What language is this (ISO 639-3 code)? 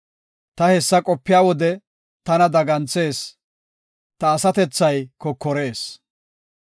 gof